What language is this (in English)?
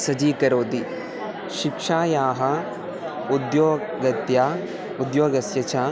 Sanskrit